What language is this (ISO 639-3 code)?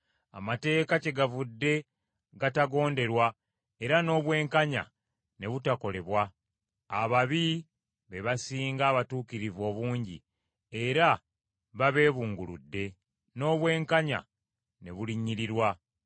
lug